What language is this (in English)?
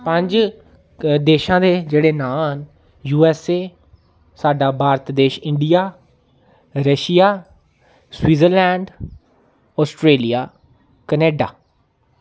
Dogri